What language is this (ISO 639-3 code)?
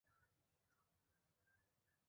zho